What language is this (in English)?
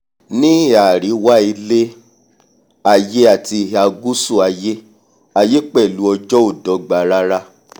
Yoruba